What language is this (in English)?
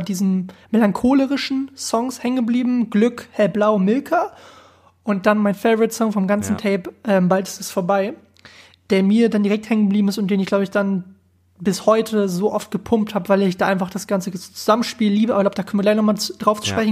German